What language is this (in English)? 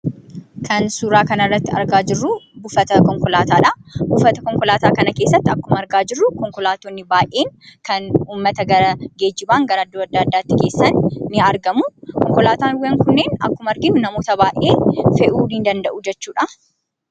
Oromo